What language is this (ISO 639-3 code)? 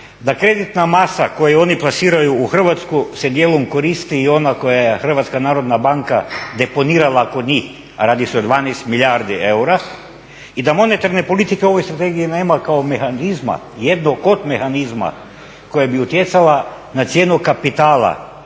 hrv